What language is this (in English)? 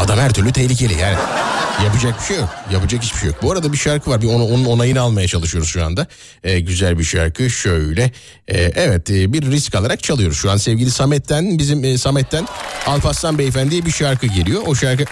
Turkish